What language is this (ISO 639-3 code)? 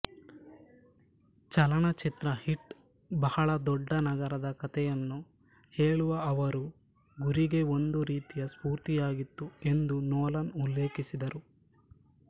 kan